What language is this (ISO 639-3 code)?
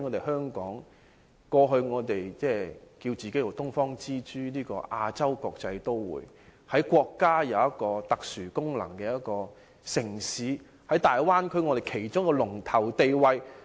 yue